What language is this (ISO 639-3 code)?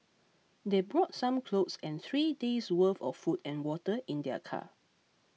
eng